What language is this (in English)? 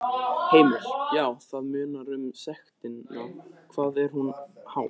Icelandic